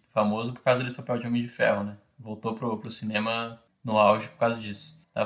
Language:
Portuguese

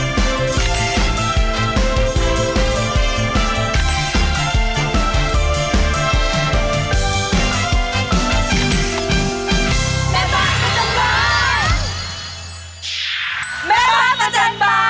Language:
Thai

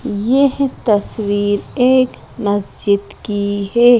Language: Hindi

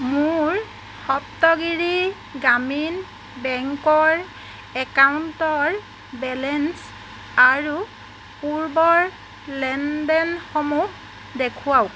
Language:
Assamese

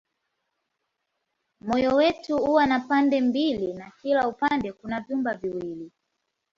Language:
Swahili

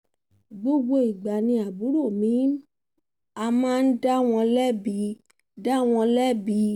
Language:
Yoruba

